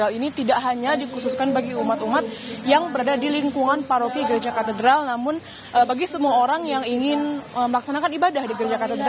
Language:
Indonesian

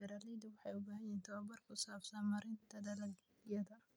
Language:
Somali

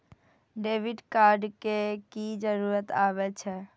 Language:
Maithili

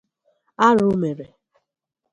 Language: Igbo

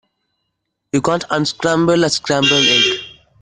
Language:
English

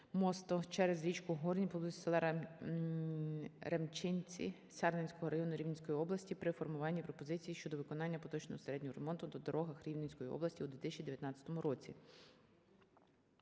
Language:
Ukrainian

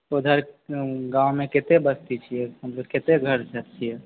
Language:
Maithili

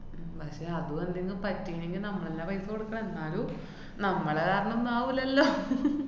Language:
Malayalam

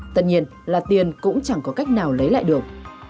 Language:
Vietnamese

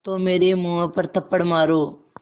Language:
Hindi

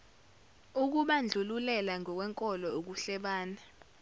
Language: Zulu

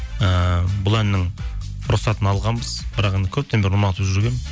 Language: Kazakh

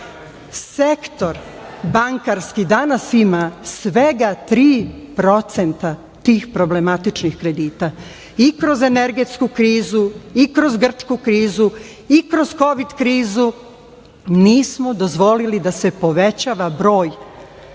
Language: Serbian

